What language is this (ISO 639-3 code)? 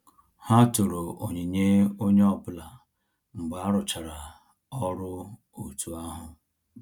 ibo